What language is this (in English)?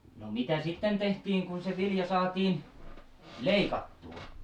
Finnish